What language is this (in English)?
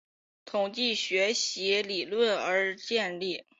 Chinese